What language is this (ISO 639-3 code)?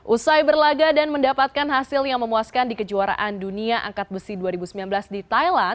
ind